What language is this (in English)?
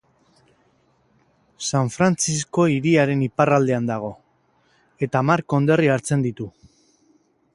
Basque